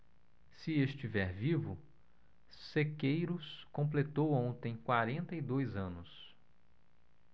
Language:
Portuguese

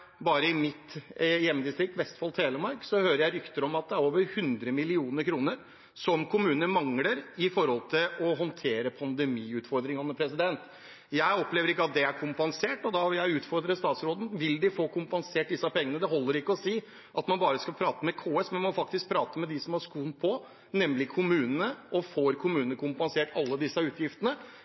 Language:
Norwegian Bokmål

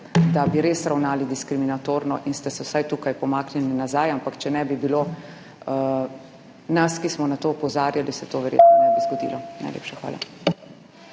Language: Slovenian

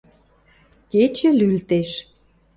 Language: Western Mari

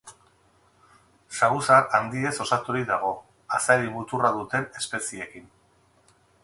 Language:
Basque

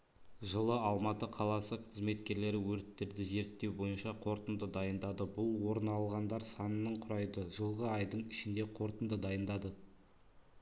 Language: Kazakh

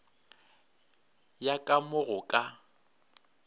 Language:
Northern Sotho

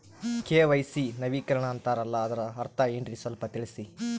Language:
Kannada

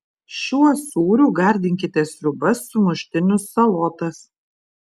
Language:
Lithuanian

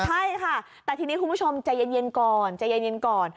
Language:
Thai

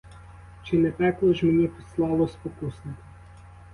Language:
Ukrainian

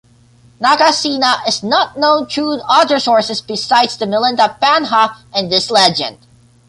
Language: English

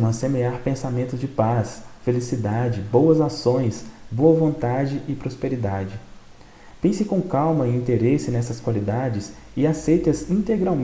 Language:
Portuguese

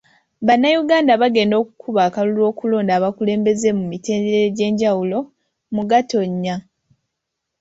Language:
Ganda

